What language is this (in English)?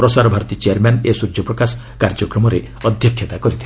Odia